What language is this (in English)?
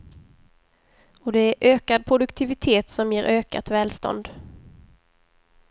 Swedish